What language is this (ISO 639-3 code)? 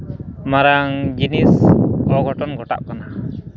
sat